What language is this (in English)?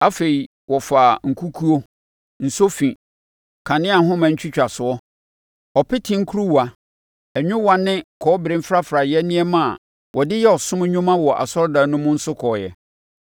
Akan